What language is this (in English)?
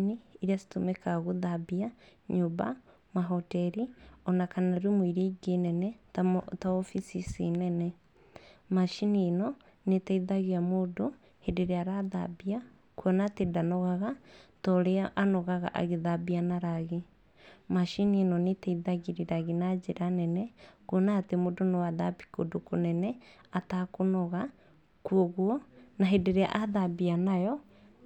Kikuyu